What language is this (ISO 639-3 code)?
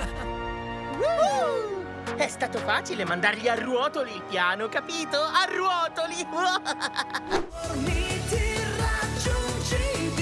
ita